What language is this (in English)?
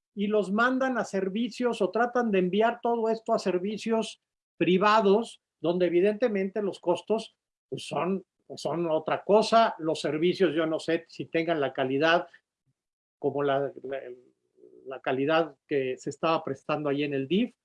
Spanish